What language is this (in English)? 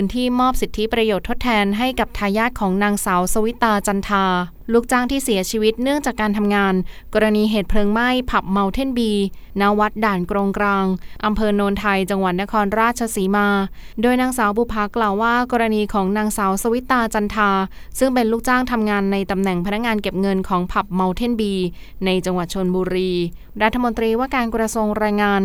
Thai